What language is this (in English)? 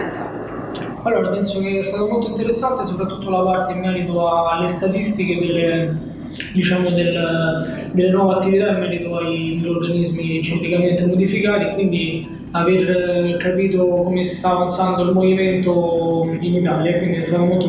Italian